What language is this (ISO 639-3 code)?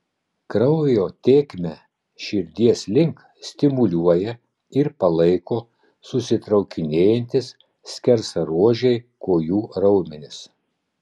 lit